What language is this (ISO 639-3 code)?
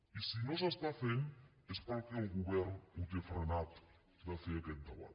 cat